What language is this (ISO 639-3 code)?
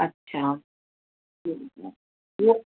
snd